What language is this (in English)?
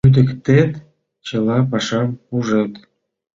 Mari